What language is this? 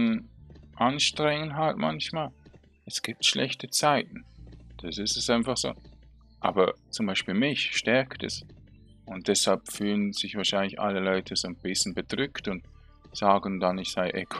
German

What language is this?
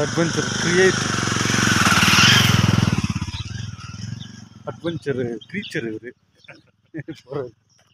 Spanish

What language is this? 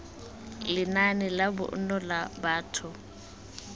Tswana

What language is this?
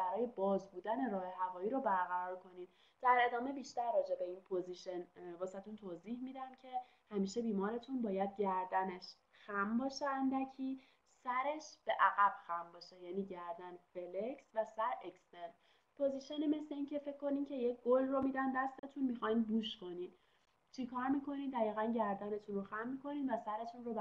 Persian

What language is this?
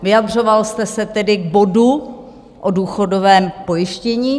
Czech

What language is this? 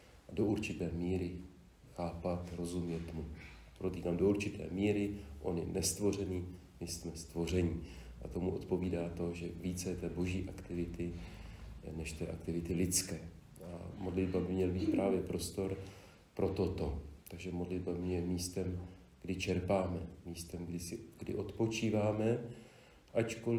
Czech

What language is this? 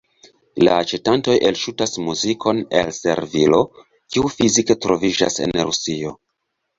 Esperanto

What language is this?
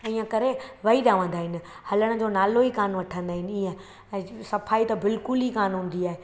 Sindhi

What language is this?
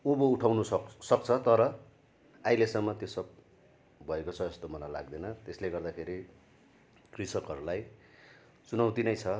Nepali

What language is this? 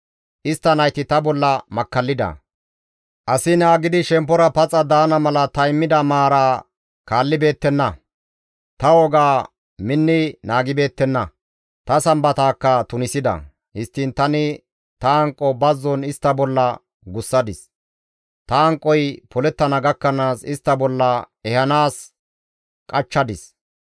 Gamo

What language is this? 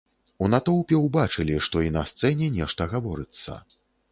Belarusian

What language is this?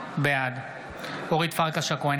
Hebrew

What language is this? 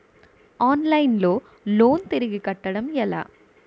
Telugu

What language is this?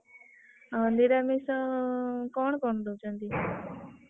Odia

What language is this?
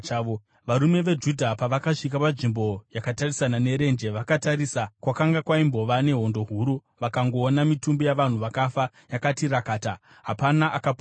Shona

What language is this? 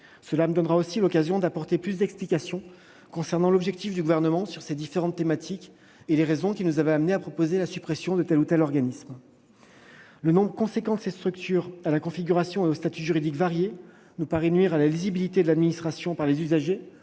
French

